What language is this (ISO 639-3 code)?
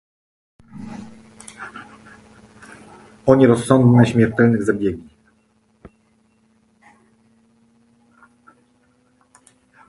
pol